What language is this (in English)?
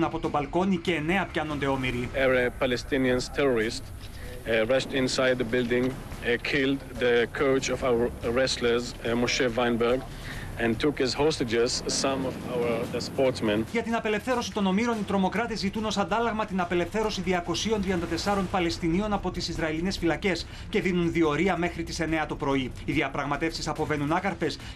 Greek